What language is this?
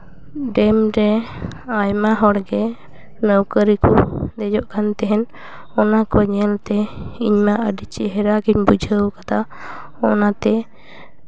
Santali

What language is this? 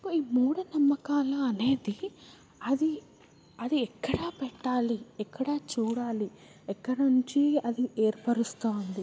Telugu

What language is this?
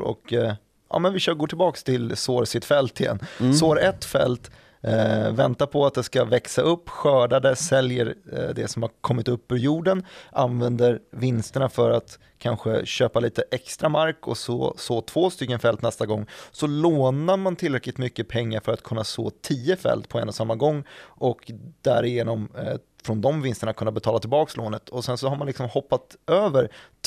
Swedish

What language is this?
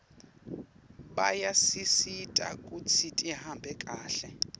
Swati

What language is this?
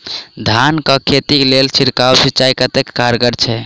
Maithili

